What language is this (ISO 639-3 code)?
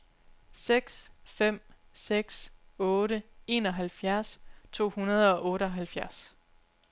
dan